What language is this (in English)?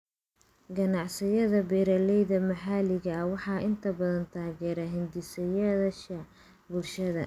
Somali